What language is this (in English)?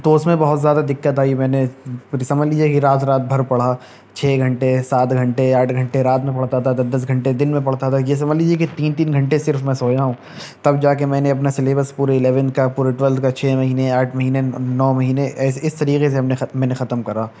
Urdu